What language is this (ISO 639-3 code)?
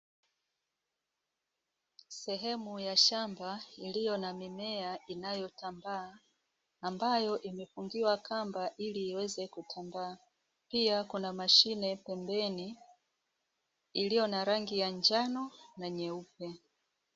swa